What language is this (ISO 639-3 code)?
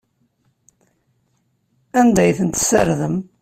kab